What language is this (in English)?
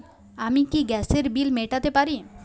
Bangla